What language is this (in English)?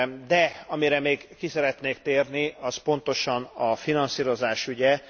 Hungarian